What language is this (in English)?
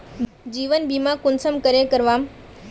Magahi